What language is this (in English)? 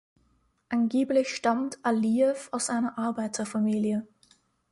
German